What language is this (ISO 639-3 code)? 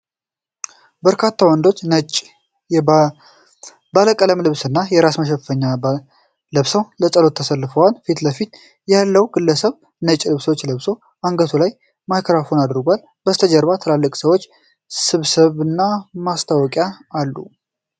amh